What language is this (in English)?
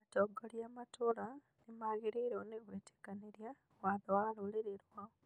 Kikuyu